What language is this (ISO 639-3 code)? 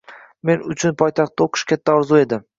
uzb